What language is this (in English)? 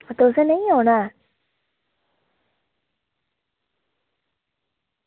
Dogri